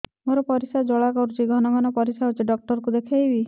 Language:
Odia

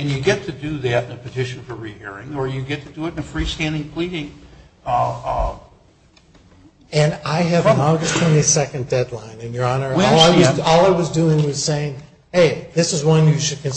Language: English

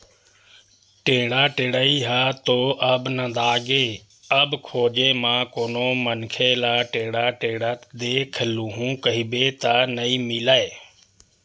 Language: Chhattisgarhi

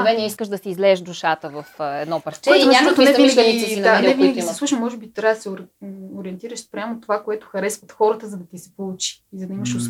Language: Bulgarian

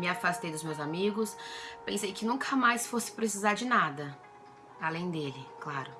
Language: Portuguese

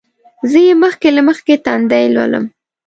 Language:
Pashto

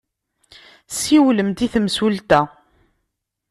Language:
Kabyle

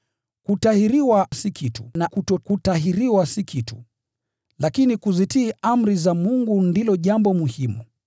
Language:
Swahili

